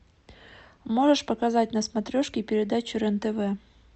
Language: Russian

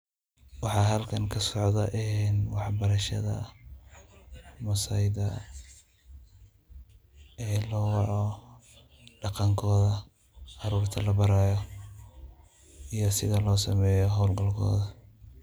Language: Somali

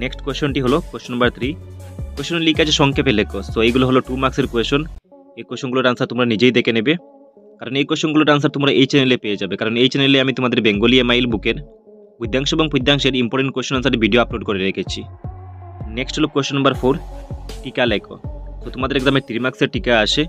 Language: Bangla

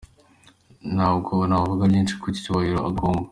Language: Kinyarwanda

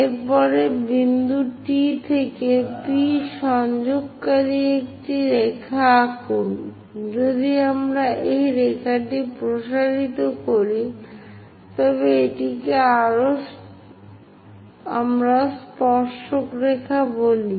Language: Bangla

